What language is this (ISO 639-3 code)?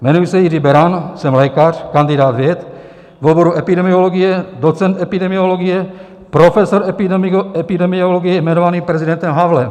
ces